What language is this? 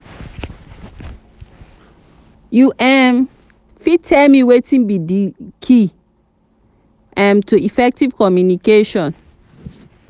Nigerian Pidgin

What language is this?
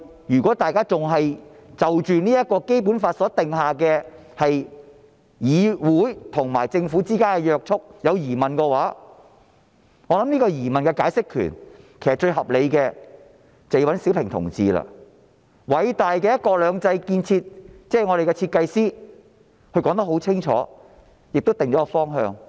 Cantonese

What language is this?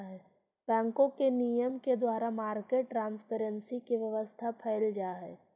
Magahi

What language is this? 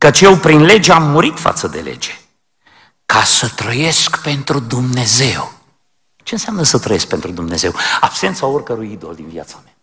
Romanian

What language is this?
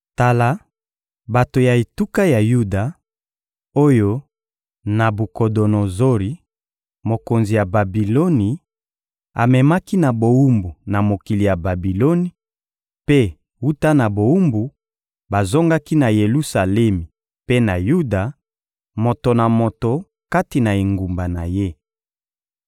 Lingala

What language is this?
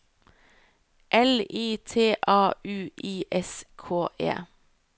Norwegian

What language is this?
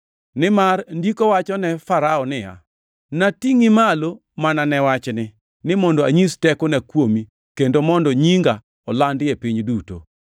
Luo (Kenya and Tanzania)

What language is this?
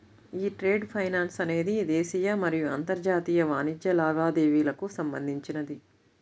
Telugu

